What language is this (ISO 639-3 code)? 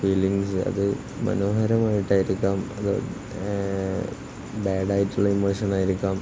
mal